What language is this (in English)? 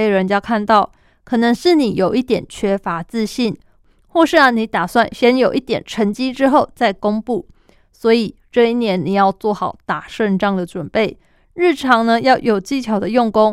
Chinese